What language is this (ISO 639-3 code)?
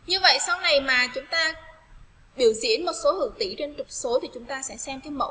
vie